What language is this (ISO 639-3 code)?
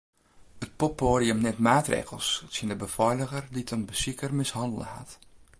fry